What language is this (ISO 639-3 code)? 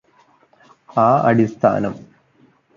mal